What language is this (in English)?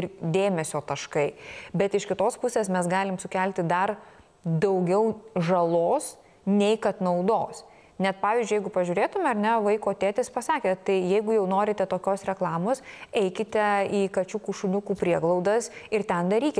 Lithuanian